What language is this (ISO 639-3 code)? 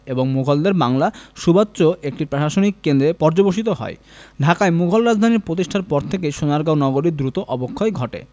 ben